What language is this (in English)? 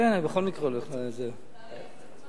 Hebrew